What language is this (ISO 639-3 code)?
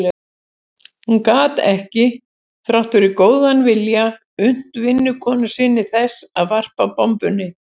isl